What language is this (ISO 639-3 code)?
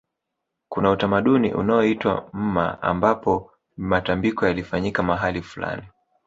swa